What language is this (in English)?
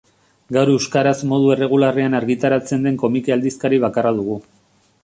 Basque